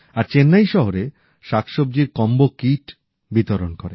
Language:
Bangla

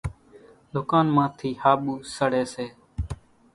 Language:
Kachi Koli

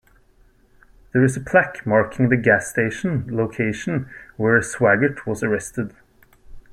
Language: English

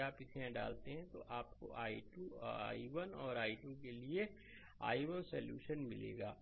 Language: Hindi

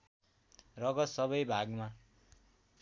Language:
Nepali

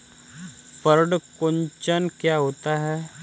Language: Hindi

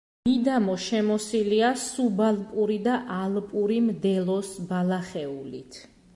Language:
Georgian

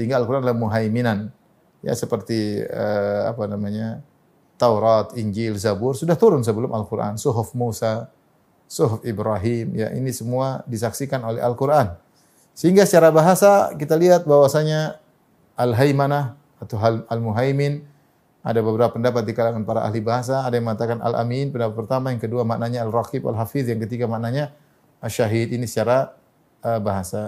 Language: Indonesian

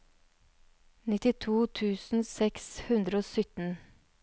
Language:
Norwegian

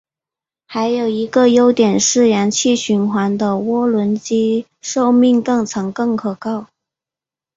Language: Chinese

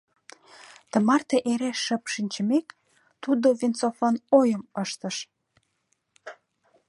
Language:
Mari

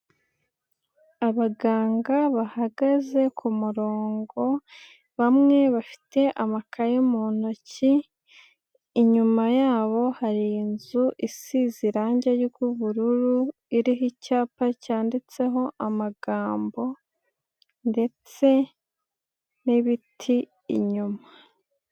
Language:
Kinyarwanda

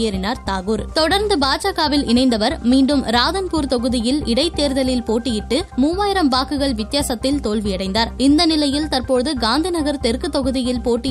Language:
Tamil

